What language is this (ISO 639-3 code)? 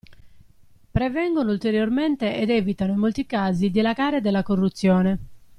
ita